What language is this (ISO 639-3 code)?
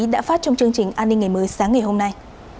vie